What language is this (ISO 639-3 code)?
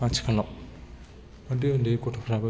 brx